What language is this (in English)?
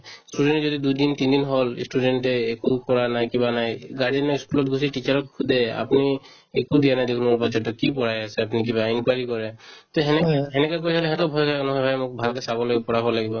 Assamese